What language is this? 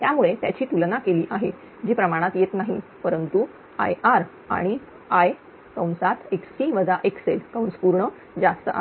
Marathi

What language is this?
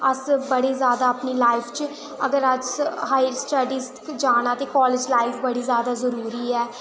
Dogri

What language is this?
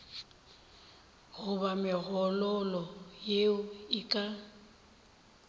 Northern Sotho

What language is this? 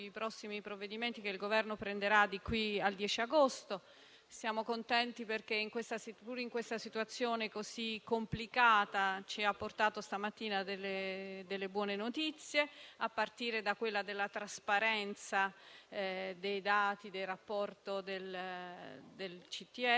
Italian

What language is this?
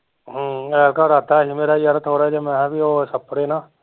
Punjabi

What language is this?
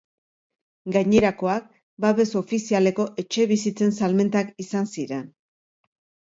Basque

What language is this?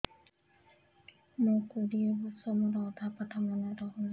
Odia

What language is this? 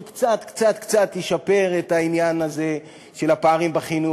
Hebrew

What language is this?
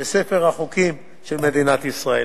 Hebrew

